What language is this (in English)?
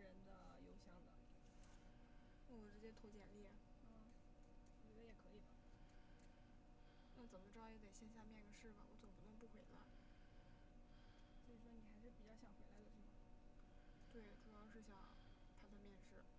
Chinese